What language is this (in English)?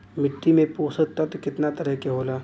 Bhojpuri